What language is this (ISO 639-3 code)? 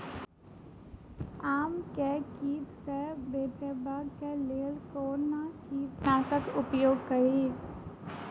mai